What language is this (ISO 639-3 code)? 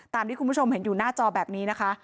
tha